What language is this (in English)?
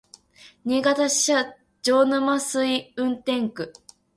Japanese